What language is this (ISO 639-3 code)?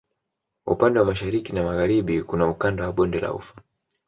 swa